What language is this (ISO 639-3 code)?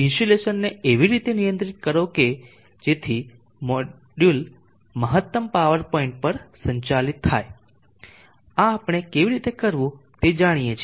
guj